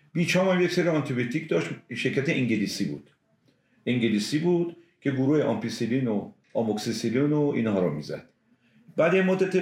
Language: Persian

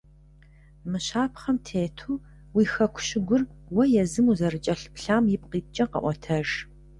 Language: Kabardian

